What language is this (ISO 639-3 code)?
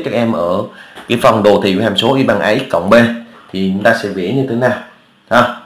vie